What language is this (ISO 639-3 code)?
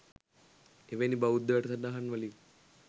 sin